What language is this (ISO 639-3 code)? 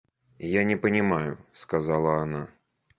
rus